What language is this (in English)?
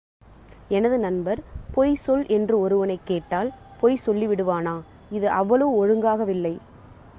Tamil